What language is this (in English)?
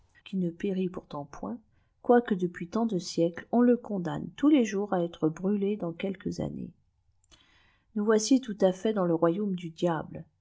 French